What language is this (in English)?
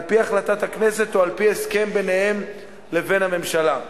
Hebrew